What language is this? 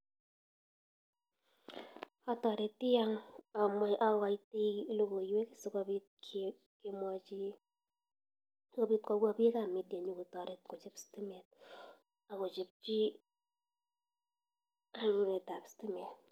Kalenjin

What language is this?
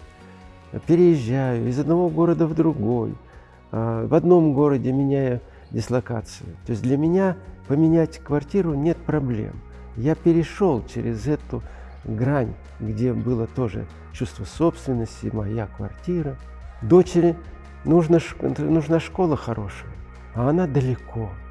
Russian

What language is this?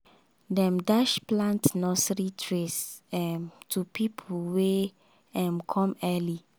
Nigerian Pidgin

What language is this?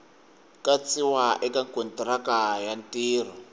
Tsonga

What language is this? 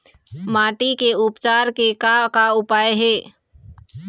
Chhattisgarhi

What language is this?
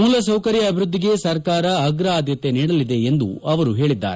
Kannada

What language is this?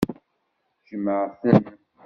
Kabyle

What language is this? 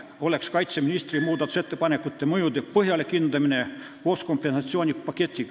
Estonian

